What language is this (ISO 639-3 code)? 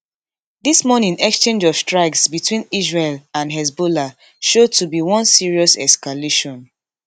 pcm